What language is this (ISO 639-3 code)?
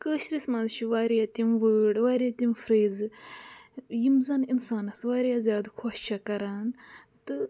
kas